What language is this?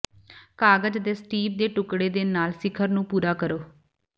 Punjabi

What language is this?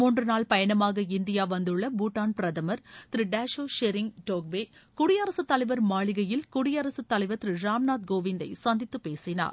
Tamil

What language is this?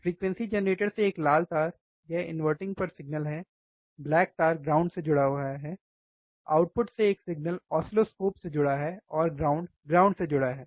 Hindi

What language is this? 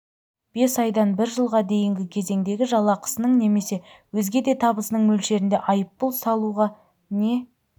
Kazakh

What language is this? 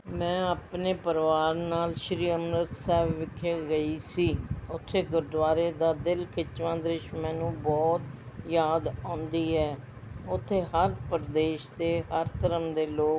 Punjabi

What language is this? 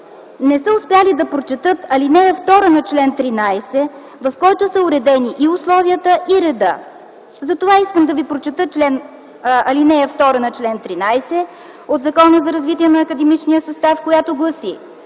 Bulgarian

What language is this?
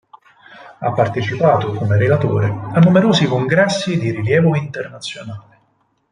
Italian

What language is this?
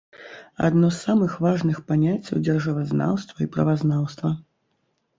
Belarusian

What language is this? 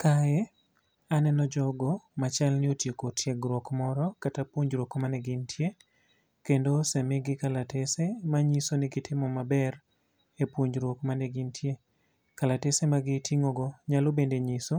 Luo (Kenya and Tanzania)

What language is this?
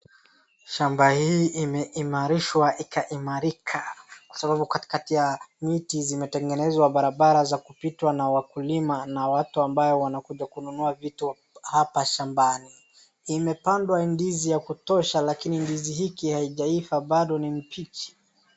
Swahili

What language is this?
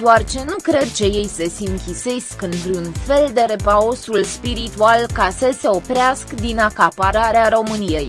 Romanian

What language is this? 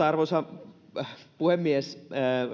Finnish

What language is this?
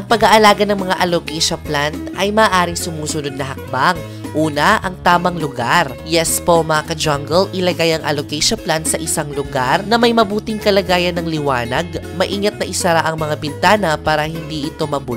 Filipino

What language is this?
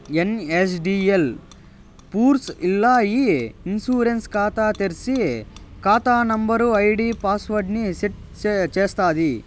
Telugu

